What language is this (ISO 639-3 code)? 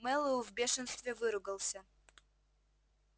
rus